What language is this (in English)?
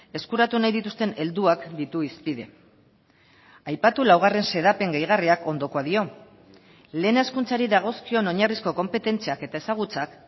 Basque